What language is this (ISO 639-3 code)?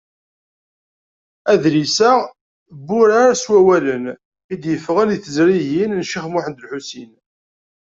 kab